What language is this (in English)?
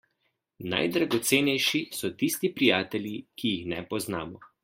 Slovenian